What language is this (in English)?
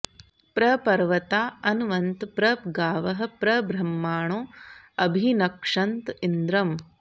Sanskrit